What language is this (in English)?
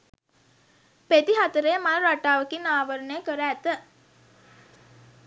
Sinhala